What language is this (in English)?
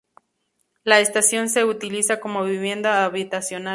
Spanish